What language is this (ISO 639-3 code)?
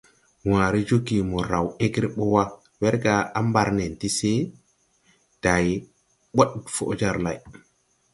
tui